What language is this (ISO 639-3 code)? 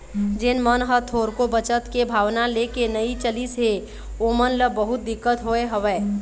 hne